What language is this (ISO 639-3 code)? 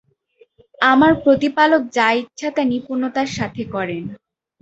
ben